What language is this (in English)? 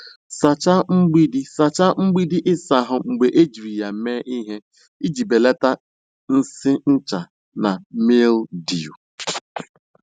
Igbo